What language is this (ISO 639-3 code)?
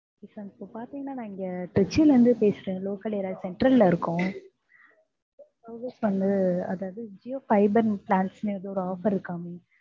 tam